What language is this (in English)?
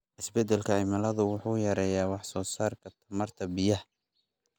Somali